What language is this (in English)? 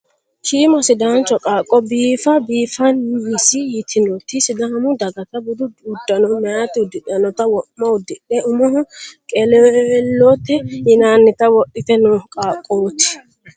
Sidamo